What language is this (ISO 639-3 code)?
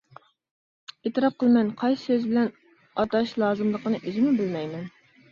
uig